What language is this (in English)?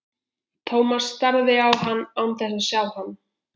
Icelandic